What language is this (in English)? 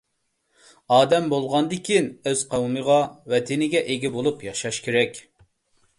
Uyghur